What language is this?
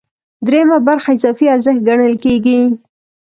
Pashto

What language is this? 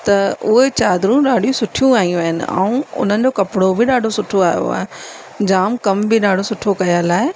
Sindhi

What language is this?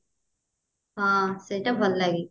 Odia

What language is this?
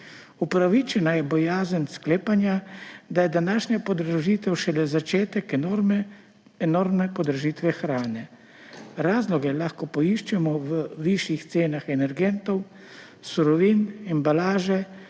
Slovenian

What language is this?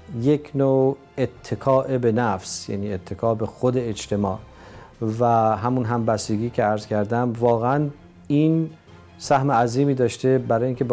Persian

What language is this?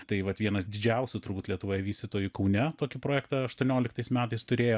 Lithuanian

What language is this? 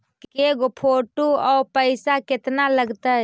Magahi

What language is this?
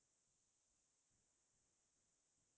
Assamese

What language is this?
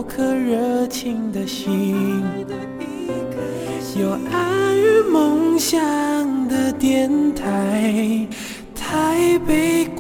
Chinese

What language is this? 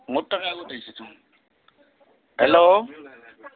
Assamese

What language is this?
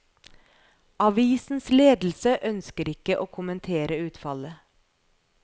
Norwegian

